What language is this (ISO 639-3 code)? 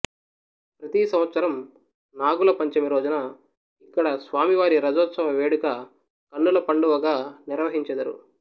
tel